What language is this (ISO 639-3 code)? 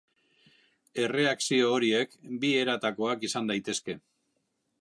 eus